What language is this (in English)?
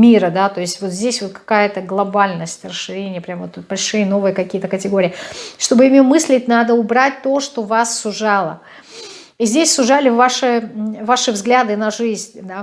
Russian